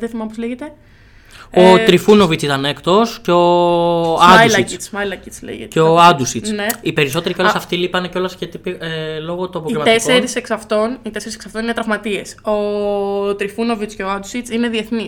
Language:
Greek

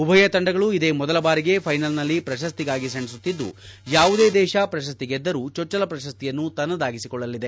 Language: Kannada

